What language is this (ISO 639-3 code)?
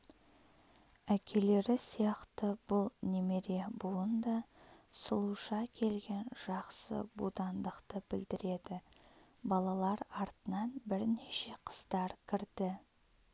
kaz